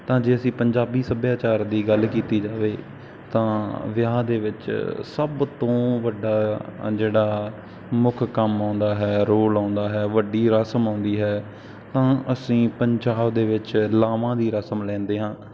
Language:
Punjabi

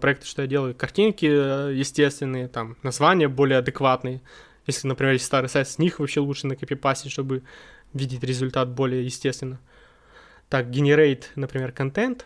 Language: Russian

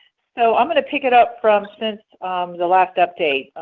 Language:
English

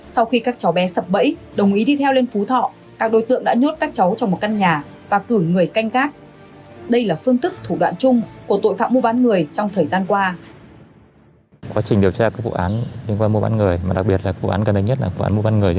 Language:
Vietnamese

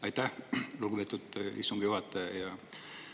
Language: Estonian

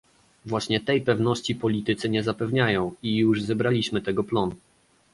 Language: Polish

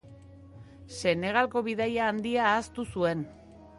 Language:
Basque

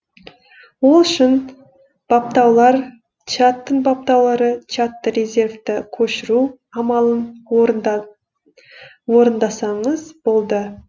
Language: Kazakh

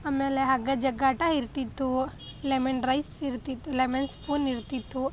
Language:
Kannada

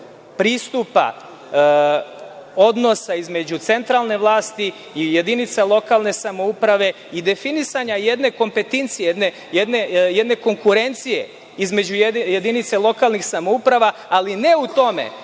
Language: Serbian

